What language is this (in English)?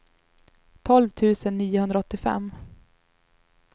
Swedish